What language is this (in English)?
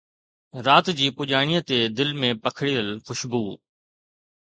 Sindhi